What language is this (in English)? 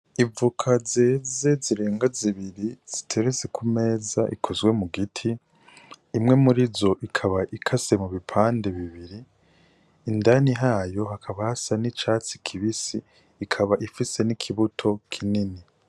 Rundi